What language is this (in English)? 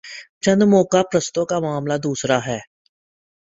Urdu